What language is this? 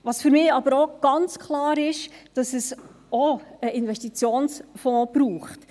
Swiss German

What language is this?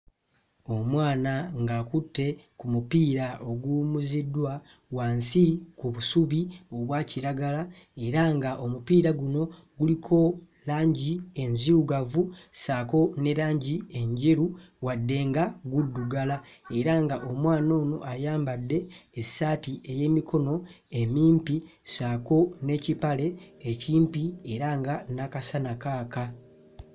Ganda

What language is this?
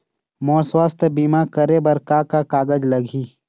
Chhattisgarhi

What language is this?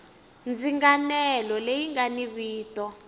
Tsonga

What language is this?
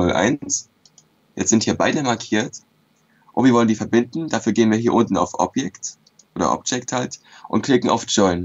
German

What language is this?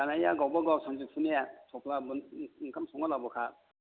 Bodo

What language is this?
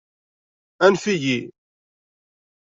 Kabyle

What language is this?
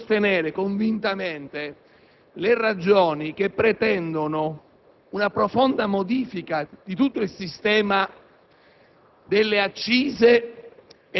Italian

